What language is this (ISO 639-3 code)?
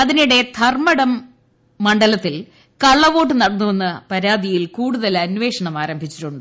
mal